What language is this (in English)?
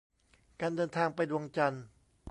Thai